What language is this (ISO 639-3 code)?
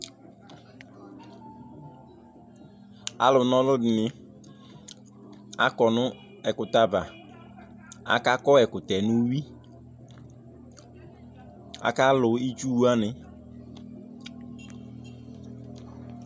kpo